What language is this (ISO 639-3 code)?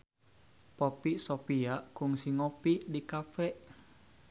sun